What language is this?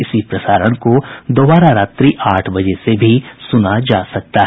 Hindi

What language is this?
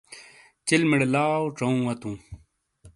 Shina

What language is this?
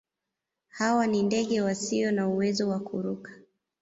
Swahili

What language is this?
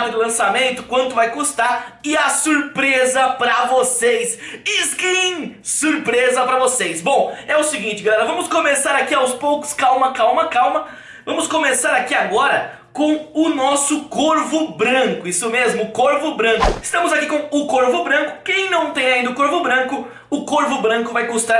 Portuguese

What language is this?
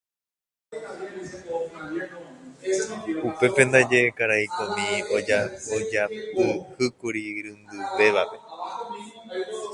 Guarani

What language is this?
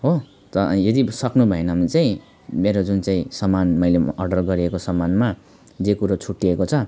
Nepali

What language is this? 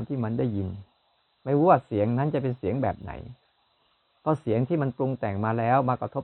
Thai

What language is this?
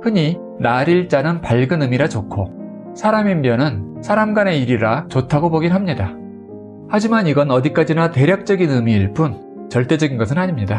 Korean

